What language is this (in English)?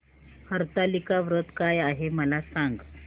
Marathi